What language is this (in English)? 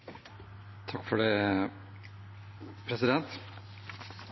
Norwegian Bokmål